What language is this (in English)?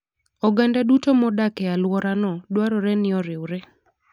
Luo (Kenya and Tanzania)